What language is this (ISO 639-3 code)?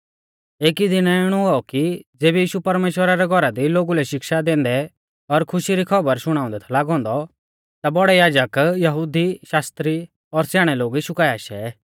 bfz